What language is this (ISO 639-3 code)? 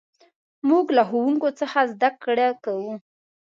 pus